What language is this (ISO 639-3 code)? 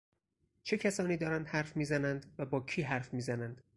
fas